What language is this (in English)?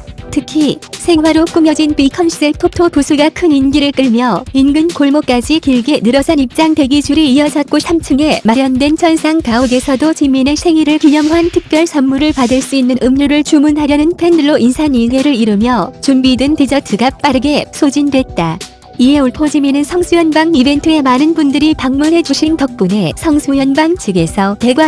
Korean